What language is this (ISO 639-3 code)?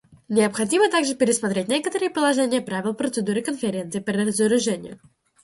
rus